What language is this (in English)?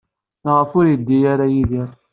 Kabyle